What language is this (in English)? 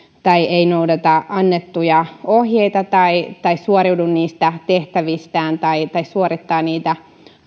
Finnish